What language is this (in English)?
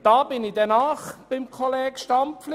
Swiss German